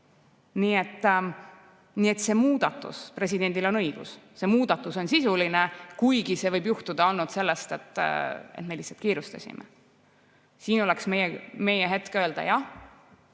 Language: Estonian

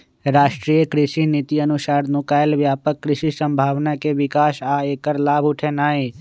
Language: Magahi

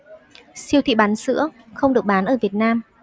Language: Vietnamese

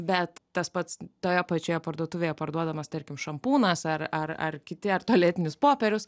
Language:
Lithuanian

